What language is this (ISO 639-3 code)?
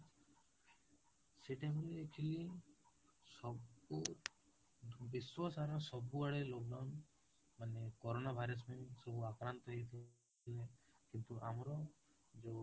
ori